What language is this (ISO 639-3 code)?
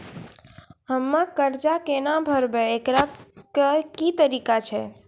mai